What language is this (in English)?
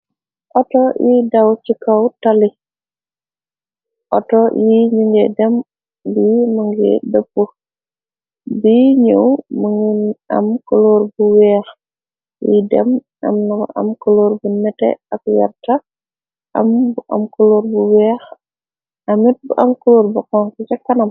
Wolof